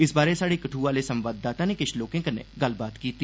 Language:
Dogri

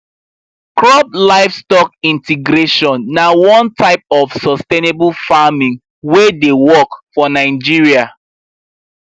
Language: Nigerian Pidgin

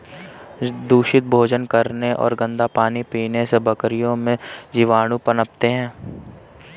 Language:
Hindi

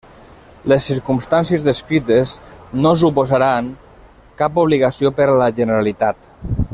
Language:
Catalan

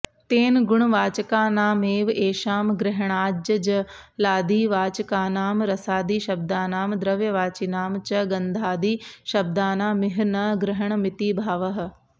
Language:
Sanskrit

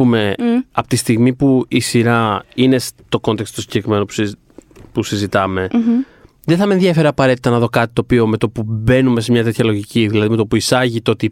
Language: Greek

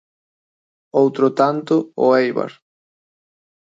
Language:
Galician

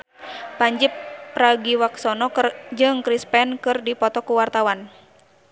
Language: Sundanese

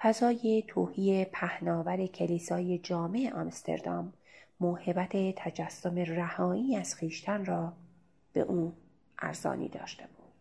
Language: Persian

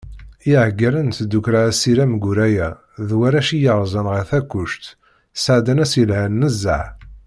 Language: Kabyle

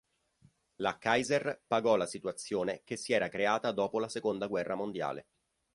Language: Italian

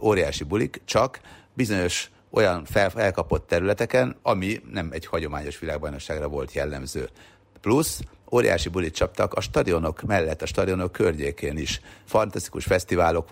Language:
Hungarian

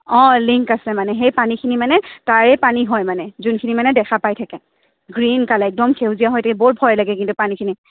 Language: Assamese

